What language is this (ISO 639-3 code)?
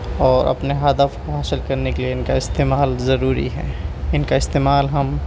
urd